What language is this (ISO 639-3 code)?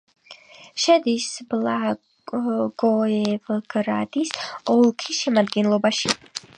kat